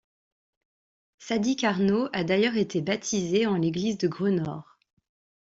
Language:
French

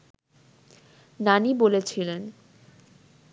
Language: Bangla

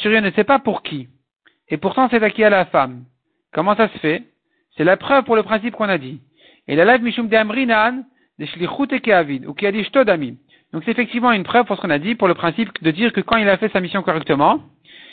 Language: French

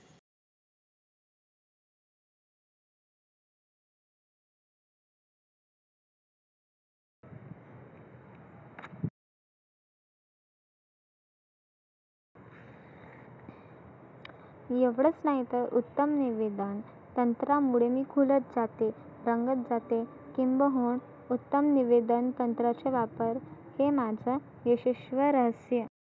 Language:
Marathi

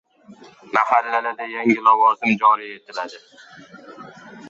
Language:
Uzbek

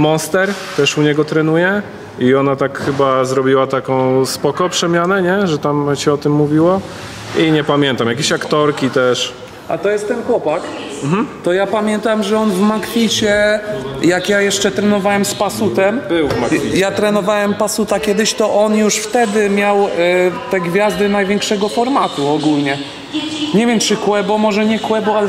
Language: Polish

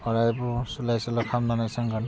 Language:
Bodo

